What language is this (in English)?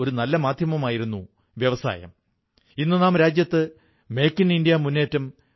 Malayalam